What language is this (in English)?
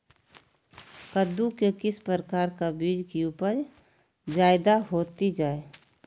Magahi